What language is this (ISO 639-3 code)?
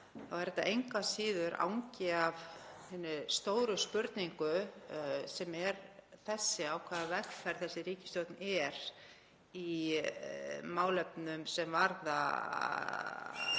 isl